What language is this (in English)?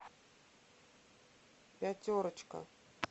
Russian